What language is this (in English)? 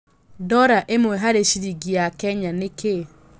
Kikuyu